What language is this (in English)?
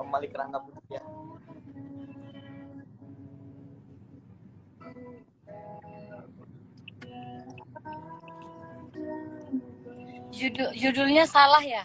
Indonesian